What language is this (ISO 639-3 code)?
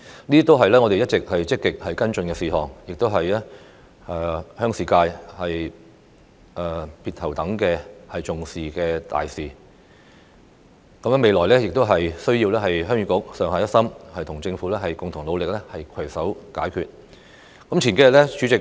yue